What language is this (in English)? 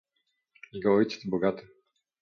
Polish